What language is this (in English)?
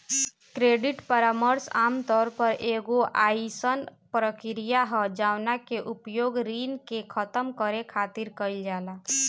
Bhojpuri